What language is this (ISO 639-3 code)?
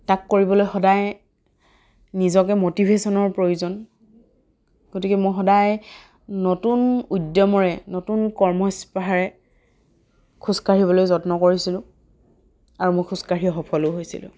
asm